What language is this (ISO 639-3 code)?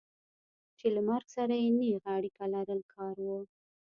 pus